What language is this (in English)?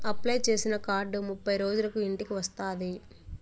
Telugu